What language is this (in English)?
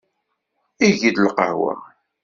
Kabyle